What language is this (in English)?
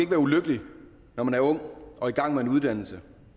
Danish